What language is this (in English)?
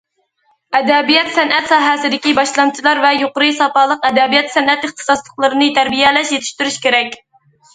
Uyghur